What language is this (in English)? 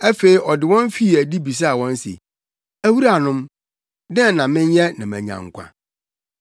Akan